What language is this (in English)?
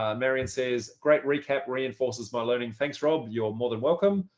English